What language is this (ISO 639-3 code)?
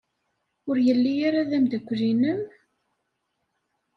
kab